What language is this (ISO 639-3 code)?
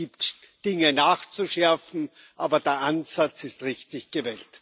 deu